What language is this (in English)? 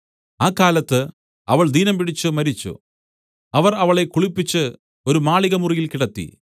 Malayalam